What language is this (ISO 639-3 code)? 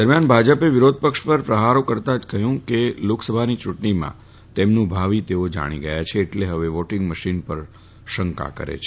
guj